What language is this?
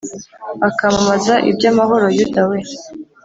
Kinyarwanda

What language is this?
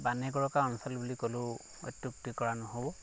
Assamese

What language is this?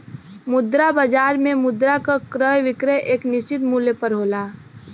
Bhojpuri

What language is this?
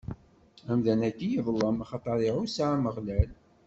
Kabyle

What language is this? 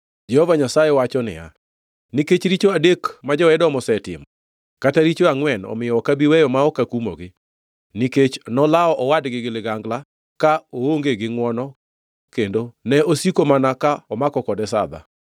Luo (Kenya and Tanzania)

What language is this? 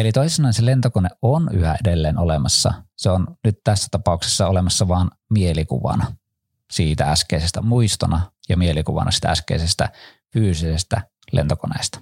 Finnish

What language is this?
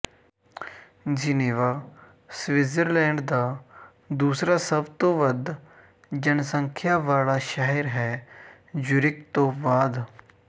Punjabi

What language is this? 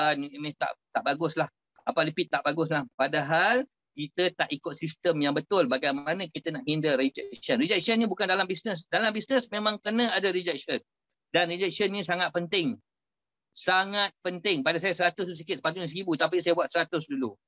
Malay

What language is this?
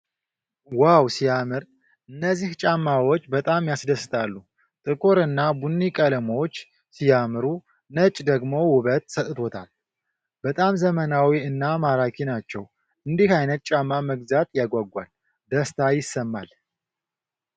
Amharic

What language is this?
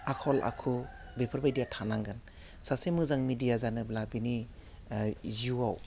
Bodo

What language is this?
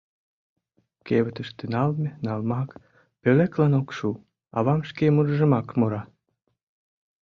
Mari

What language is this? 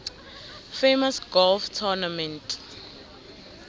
South Ndebele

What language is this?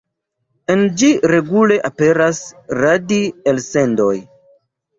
Esperanto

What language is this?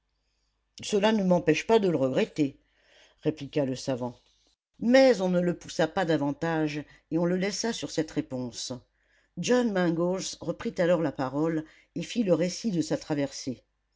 French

